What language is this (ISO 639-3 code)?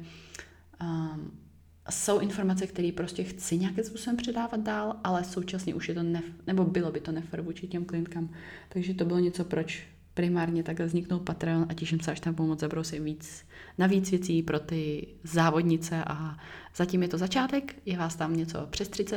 ces